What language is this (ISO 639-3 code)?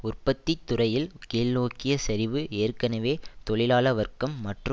tam